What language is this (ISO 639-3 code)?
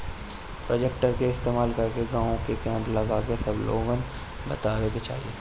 bho